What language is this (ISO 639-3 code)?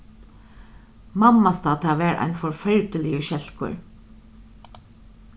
fao